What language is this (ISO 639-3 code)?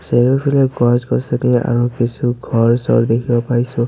asm